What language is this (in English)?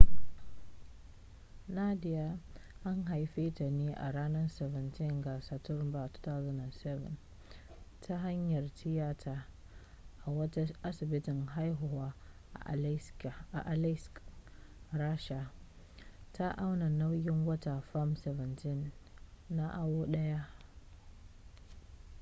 Hausa